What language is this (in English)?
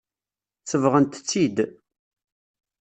Kabyle